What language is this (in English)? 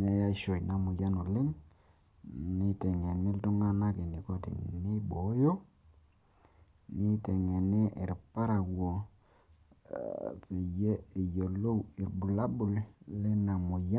Masai